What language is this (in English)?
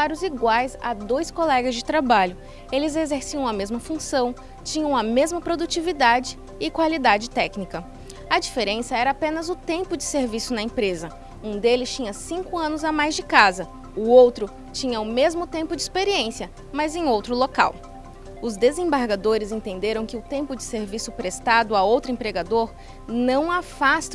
Portuguese